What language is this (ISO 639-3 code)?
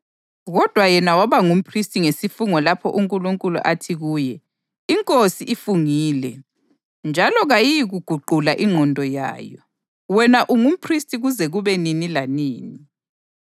nde